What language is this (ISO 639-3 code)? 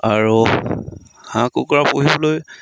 asm